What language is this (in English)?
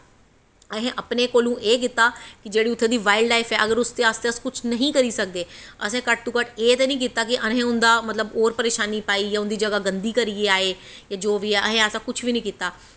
Dogri